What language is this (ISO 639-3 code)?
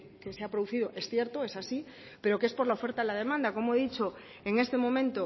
spa